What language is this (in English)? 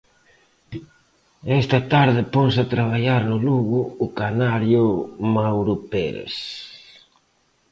Galician